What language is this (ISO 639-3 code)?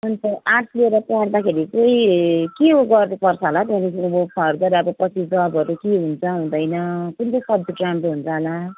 nep